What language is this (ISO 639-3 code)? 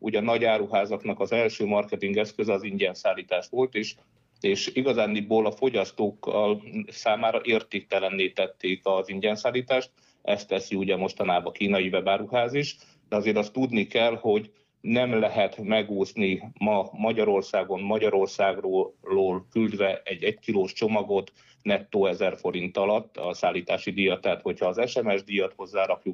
hun